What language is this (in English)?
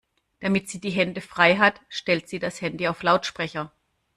German